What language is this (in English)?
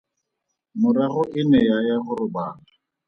Tswana